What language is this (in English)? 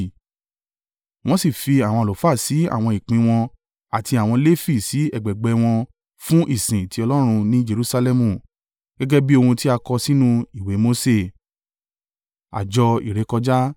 Yoruba